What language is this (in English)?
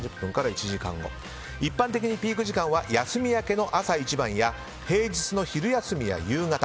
Japanese